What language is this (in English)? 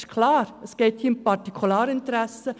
Swiss German